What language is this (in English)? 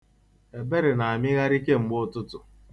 Igbo